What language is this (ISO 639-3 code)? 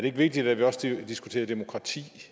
dan